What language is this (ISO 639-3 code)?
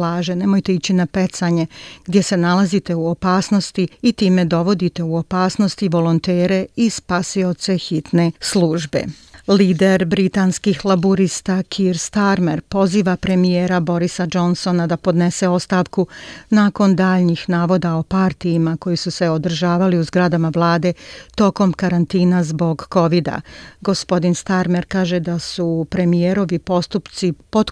hrv